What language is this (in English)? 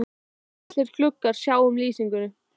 Icelandic